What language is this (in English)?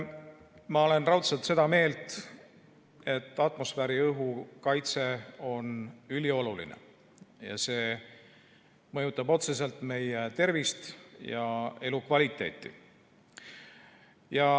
Estonian